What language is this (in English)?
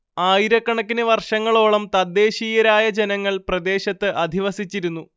Malayalam